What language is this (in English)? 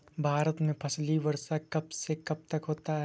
Hindi